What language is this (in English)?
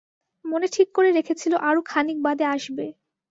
Bangla